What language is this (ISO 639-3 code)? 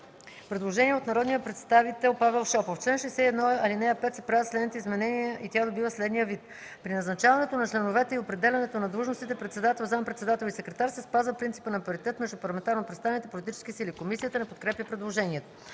bul